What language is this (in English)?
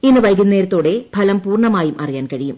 Malayalam